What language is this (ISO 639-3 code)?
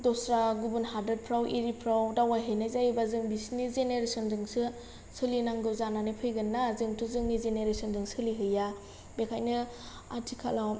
brx